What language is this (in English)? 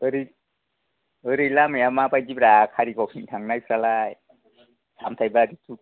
Bodo